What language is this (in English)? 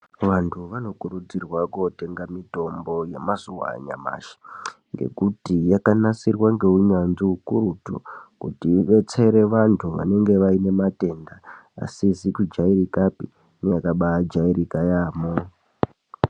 Ndau